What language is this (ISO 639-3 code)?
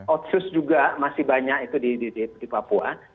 ind